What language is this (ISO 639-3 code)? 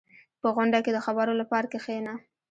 pus